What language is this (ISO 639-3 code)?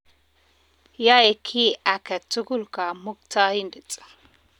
kln